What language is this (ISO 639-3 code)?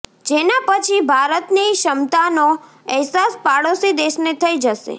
guj